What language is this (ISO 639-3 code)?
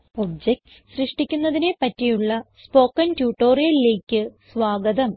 mal